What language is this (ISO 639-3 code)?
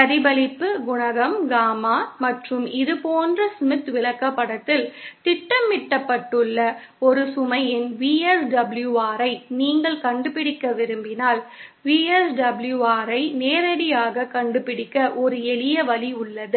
tam